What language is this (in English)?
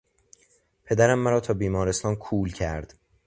Persian